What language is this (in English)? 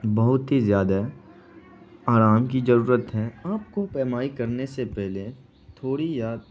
Urdu